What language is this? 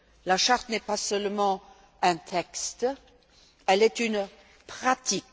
French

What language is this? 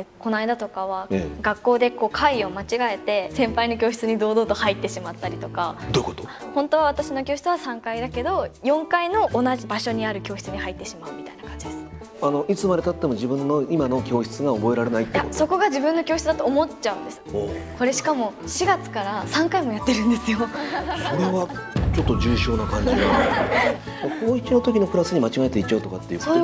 Japanese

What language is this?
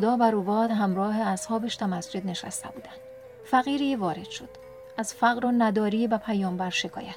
Persian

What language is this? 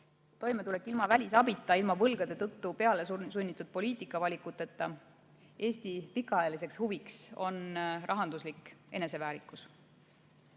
Estonian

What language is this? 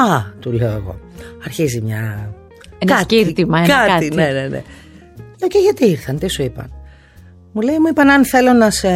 Greek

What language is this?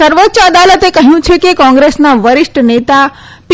Gujarati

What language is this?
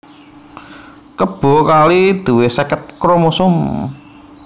Javanese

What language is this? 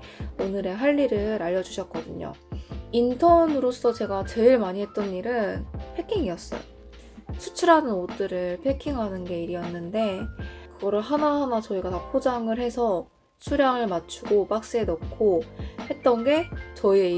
Korean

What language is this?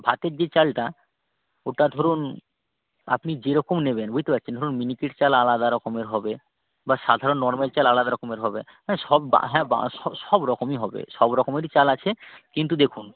Bangla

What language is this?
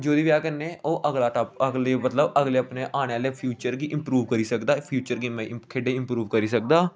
Dogri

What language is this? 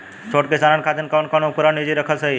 Bhojpuri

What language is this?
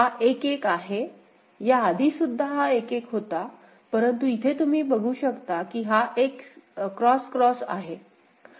Marathi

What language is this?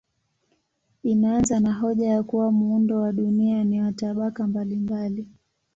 Swahili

